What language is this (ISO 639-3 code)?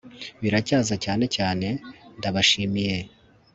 kin